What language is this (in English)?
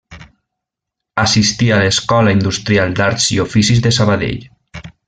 Catalan